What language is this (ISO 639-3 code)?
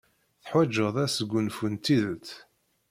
kab